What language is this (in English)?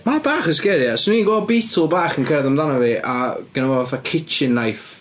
Welsh